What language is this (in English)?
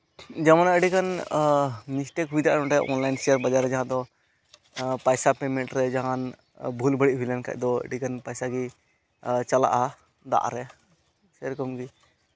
Santali